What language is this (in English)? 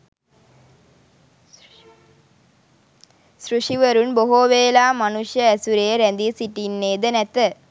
Sinhala